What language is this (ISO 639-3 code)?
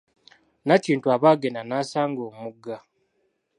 lug